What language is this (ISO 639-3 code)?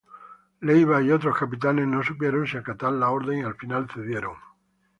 spa